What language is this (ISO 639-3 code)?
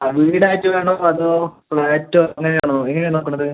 mal